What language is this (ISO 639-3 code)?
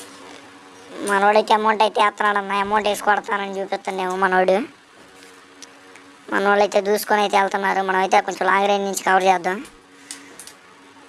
tur